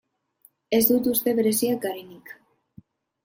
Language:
Basque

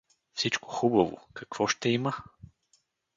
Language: Bulgarian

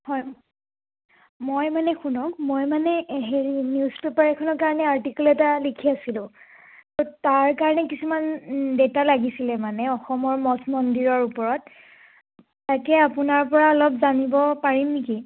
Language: Assamese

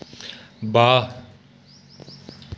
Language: Dogri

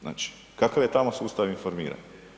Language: Croatian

